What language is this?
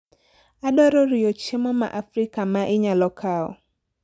Luo (Kenya and Tanzania)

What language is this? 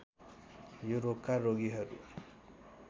Nepali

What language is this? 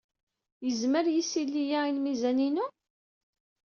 Kabyle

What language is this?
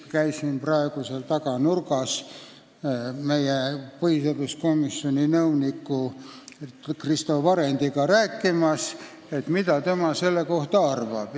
Estonian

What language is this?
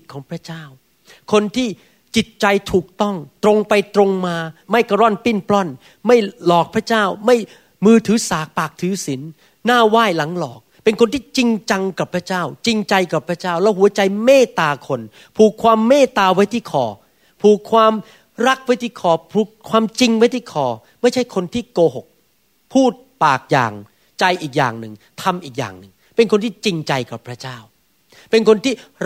Thai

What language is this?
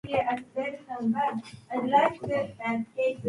Japanese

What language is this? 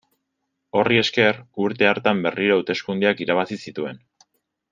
Basque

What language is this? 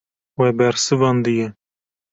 Kurdish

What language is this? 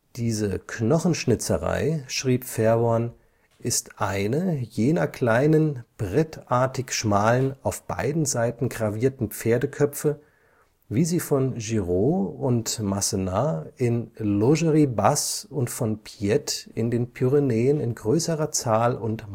German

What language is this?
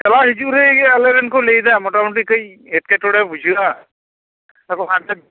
Santali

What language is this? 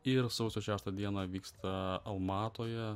Lithuanian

